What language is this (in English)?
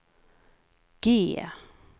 Swedish